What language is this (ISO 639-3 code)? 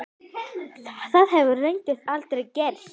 isl